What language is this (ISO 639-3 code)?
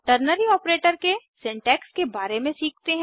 hin